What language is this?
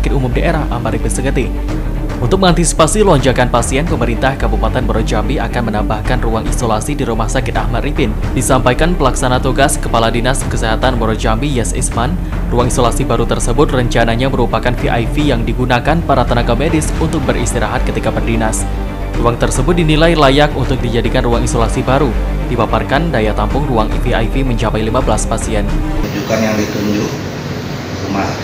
Indonesian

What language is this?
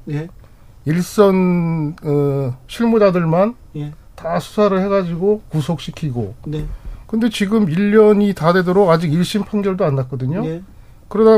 Korean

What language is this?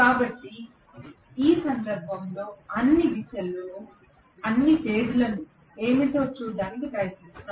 Telugu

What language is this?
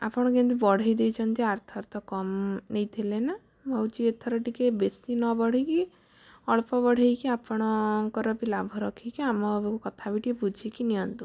Odia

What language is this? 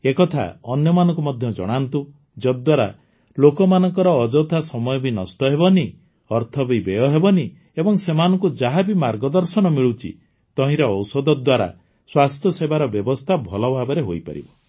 Odia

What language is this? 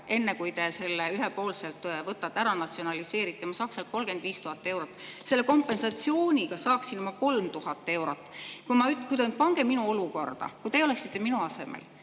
Estonian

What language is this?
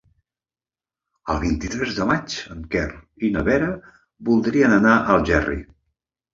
Catalan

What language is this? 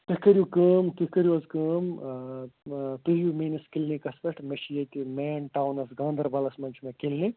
Kashmiri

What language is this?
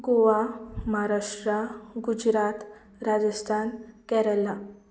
Konkani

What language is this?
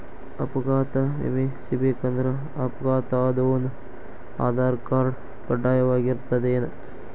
Kannada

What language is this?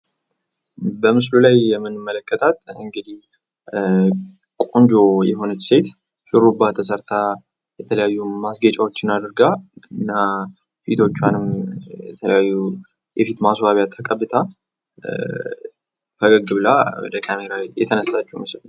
Amharic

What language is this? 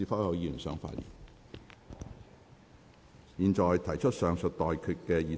Cantonese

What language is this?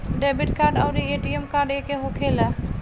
Bhojpuri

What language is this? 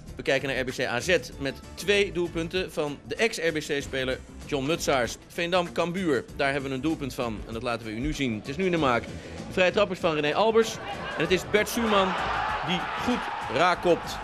Dutch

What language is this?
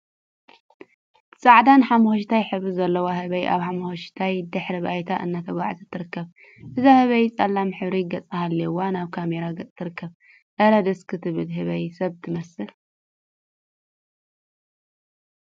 Tigrinya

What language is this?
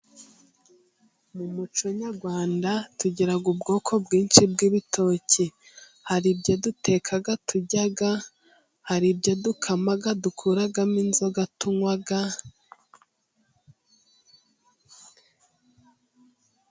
Kinyarwanda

